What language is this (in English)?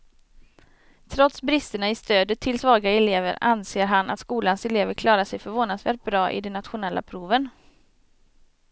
Swedish